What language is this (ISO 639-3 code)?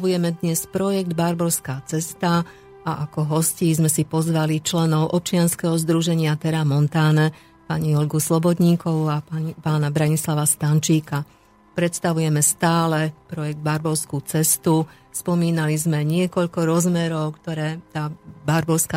slk